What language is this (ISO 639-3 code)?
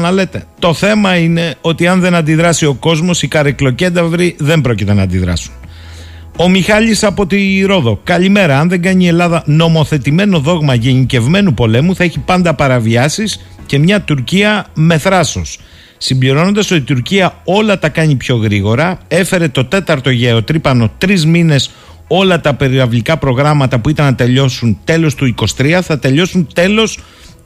ell